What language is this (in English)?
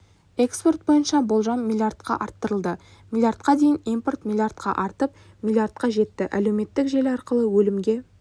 Kazakh